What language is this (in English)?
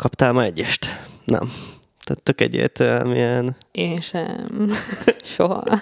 Hungarian